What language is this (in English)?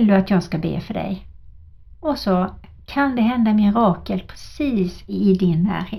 Swedish